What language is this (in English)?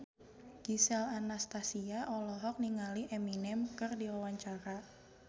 Sundanese